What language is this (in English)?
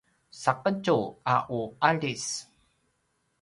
Paiwan